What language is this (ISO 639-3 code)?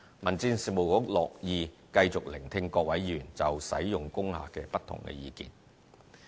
yue